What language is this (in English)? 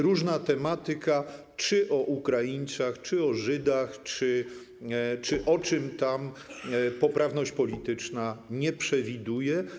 Polish